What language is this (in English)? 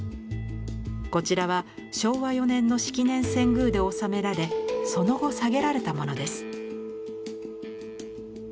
Japanese